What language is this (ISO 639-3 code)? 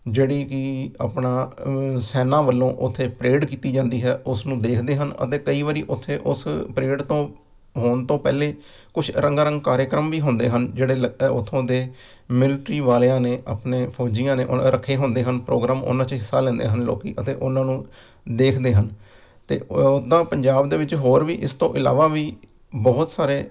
pan